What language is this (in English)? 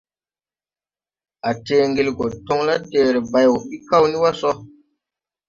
Tupuri